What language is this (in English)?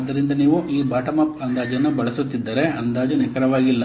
Kannada